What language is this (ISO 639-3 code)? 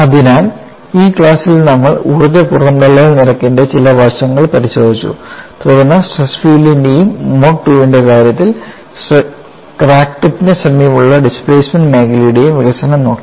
mal